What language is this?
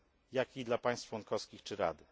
Polish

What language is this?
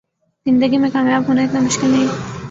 Urdu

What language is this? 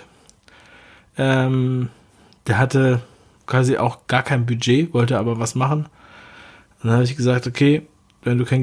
German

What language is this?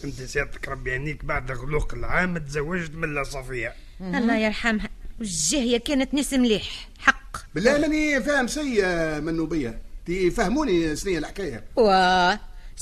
Arabic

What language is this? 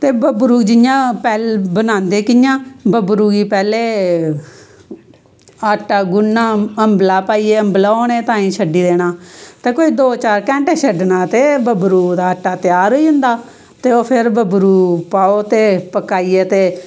Dogri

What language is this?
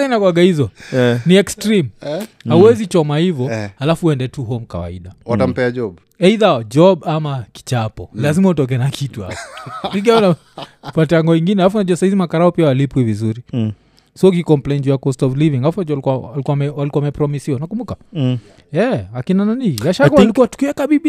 Swahili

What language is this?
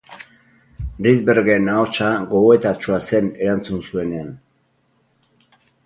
Basque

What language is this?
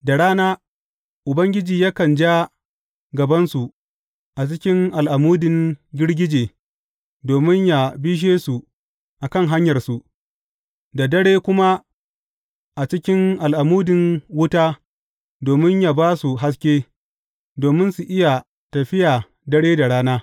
Hausa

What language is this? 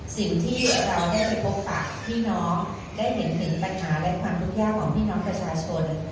Thai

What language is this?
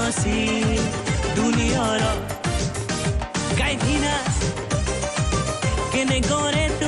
Persian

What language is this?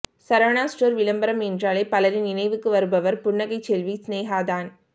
Tamil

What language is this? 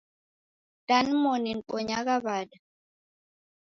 Taita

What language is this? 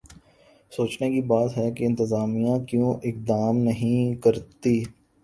Urdu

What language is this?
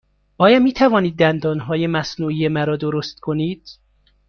Persian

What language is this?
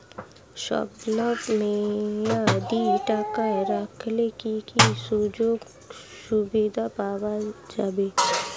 Bangla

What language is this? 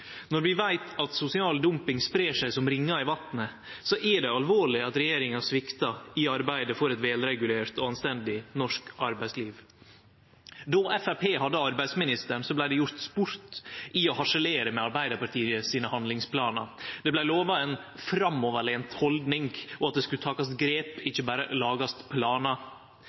Norwegian Nynorsk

